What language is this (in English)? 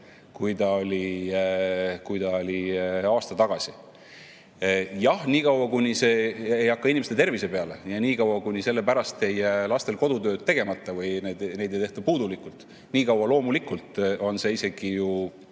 Estonian